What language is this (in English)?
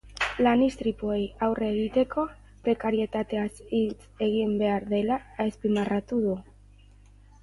Basque